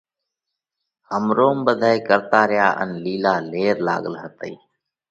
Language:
Parkari Koli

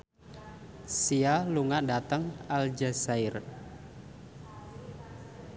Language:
Javanese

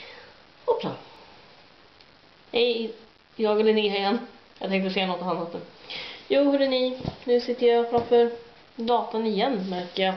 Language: Swedish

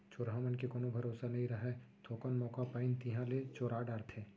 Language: Chhattisgarhi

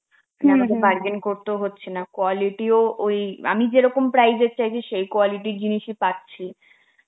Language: Bangla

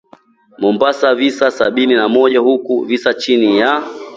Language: Swahili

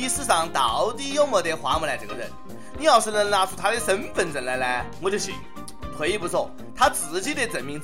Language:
Chinese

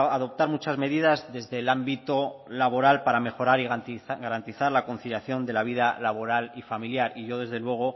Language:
Spanish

